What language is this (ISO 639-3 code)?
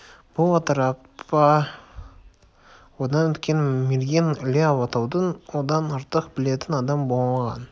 kaz